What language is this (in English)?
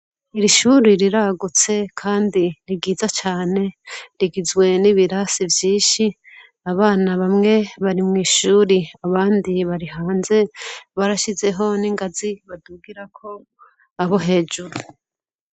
Rundi